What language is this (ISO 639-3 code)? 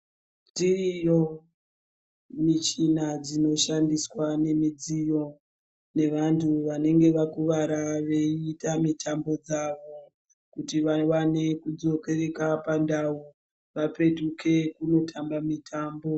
ndc